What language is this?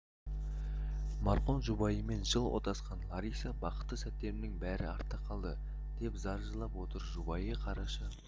Kazakh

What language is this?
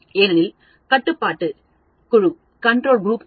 Tamil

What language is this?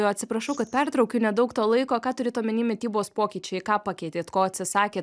Lithuanian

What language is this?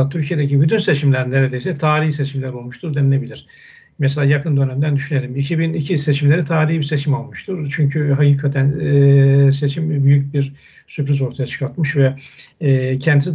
Turkish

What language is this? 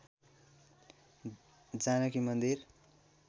Nepali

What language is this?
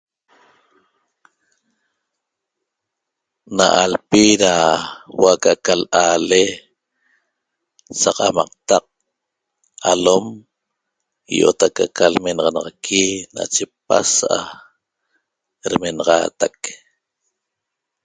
Toba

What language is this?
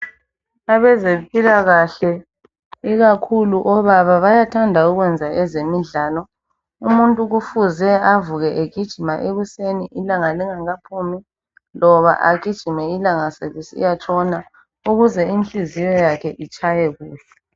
North Ndebele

